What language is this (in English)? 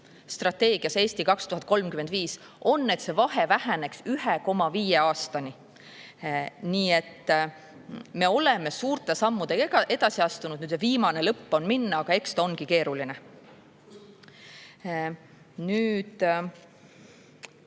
Estonian